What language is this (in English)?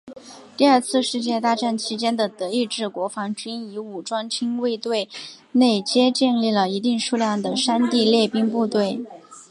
Chinese